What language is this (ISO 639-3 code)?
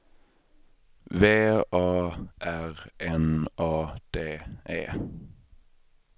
swe